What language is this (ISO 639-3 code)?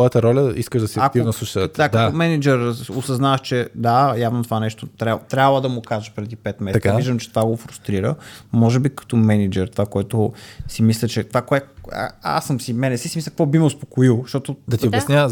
bul